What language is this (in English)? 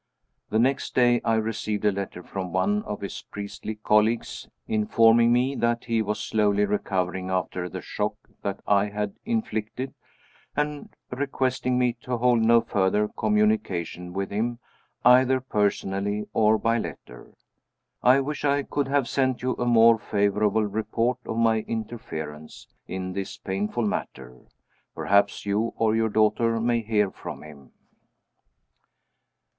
English